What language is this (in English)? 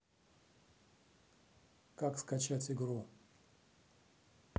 Russian